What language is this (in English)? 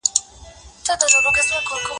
Pashto